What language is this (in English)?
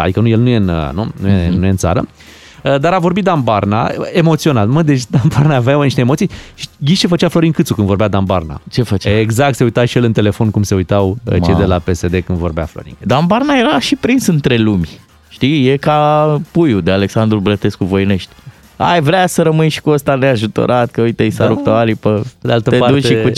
Romanian